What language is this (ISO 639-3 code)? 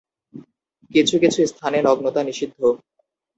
ben